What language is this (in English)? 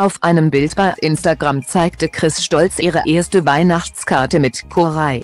German